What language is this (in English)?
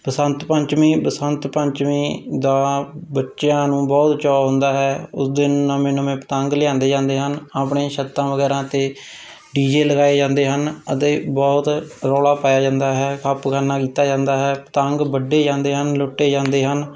Punjabi